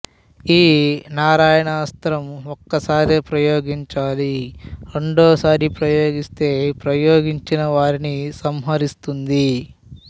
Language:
Telugu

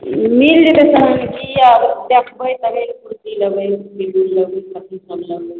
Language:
Maithili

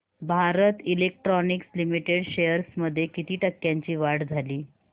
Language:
Marathi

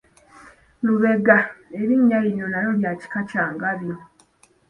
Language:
Ganda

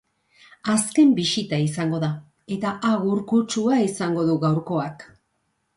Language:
Basque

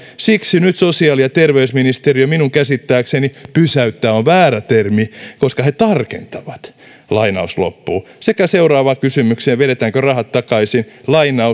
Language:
Finnish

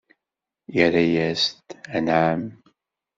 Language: Kabyle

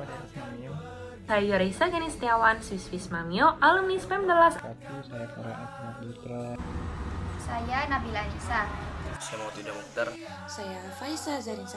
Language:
Indonesian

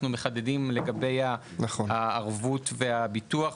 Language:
Hebrew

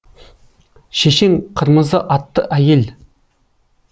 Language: Kazakh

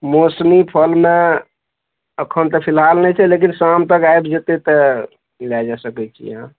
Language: Maithili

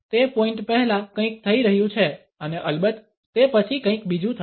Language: Gujarati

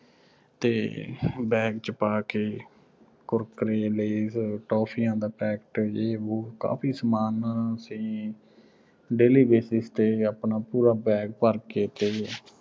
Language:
Punjabi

